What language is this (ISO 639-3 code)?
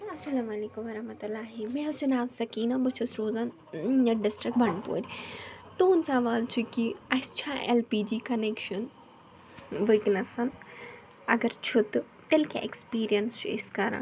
kas